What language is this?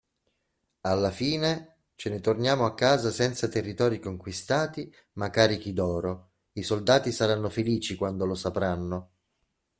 Italian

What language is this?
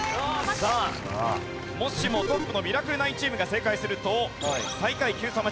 Japanese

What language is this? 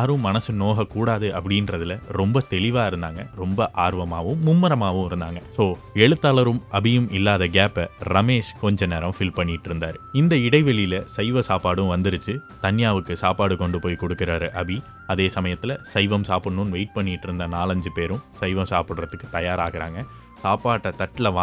Tamil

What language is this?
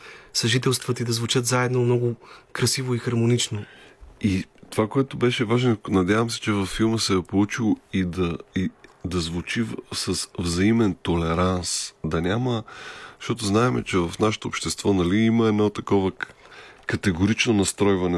Bulgarian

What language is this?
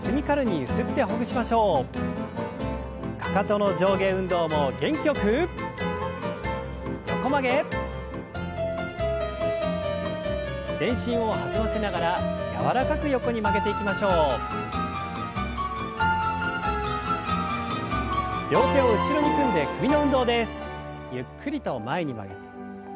Japanese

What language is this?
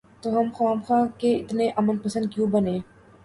Urdu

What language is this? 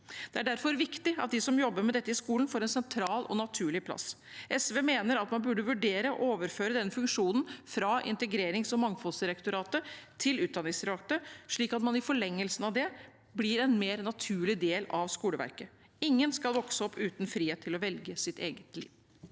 Norwegian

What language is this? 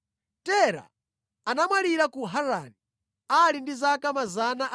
Nyanja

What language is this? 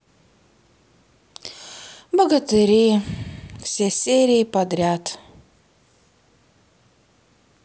Russian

